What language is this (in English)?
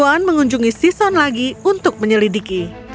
Indonesian